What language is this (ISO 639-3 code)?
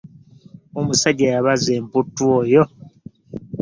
lug